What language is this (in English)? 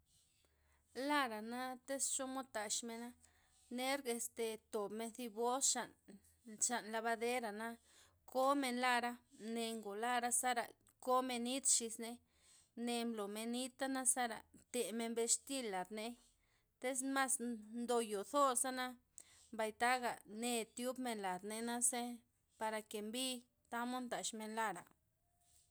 Loxicha Zapotec